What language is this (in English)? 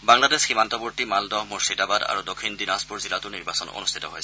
Assamese